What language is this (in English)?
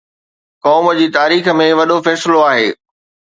Sindhi